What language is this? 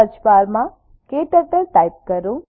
Gujarati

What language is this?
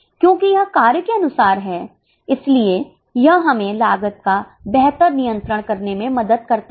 Hindi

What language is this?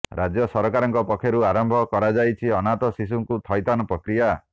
Odia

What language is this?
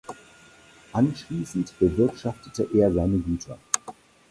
German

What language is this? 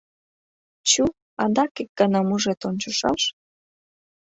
Mari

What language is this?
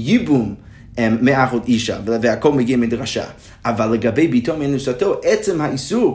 Hebrew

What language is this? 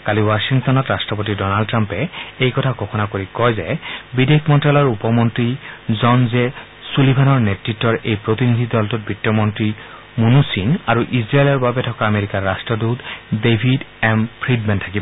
Assamese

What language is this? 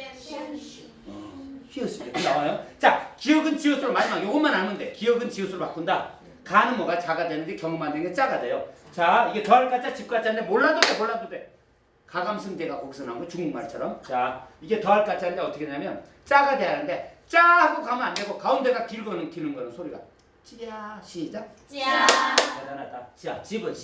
Korean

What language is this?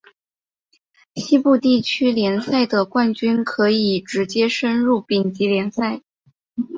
Chinese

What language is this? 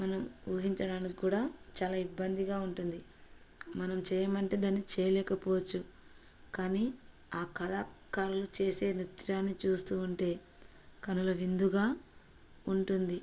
Telugu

